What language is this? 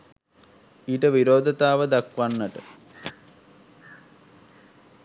Sinhala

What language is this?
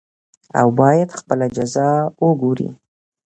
Pashto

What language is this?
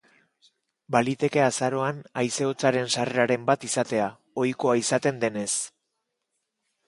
Basque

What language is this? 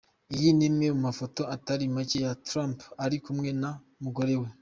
Kinyarwanda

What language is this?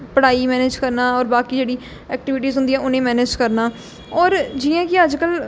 Dogri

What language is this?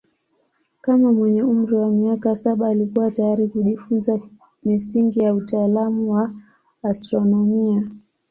Swahili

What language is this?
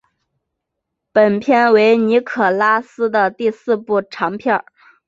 Chinese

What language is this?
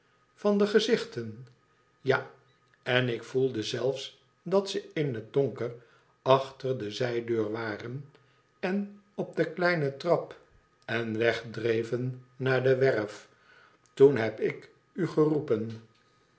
Dutch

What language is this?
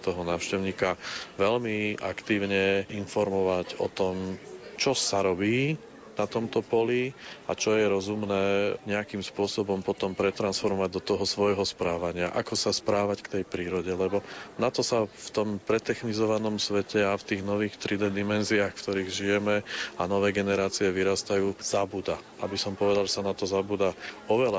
Slovak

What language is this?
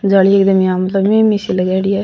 Rajasthani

